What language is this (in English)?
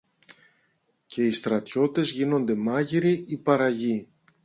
Greek